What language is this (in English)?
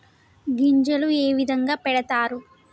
Telugu